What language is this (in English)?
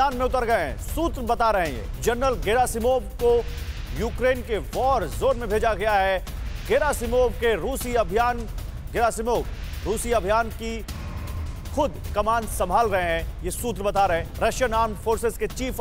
Hindi